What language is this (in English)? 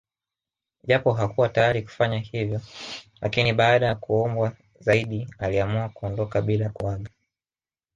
Swahili